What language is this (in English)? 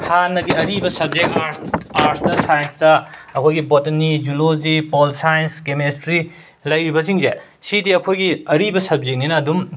Manipuri